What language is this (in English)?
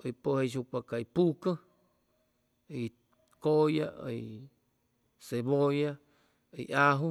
Chimalapa Zoque